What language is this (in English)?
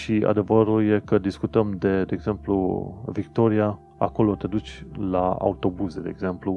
Romanian